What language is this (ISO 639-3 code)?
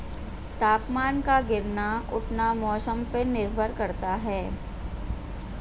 hin